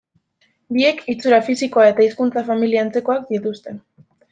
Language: Basque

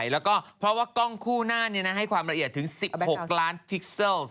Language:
Thai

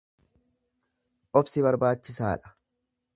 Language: Oromo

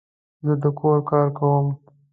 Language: Pashto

